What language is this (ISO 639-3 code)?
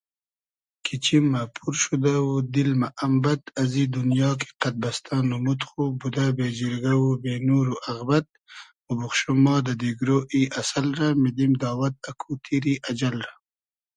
haz